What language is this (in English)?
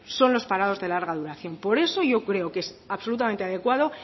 Spanish